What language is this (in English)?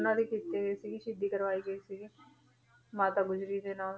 Punjabi